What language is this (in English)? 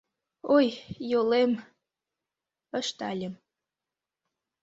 Mari